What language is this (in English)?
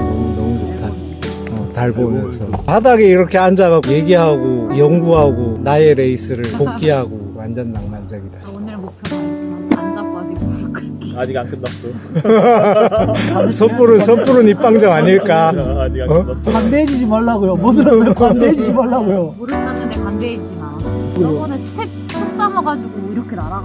Korean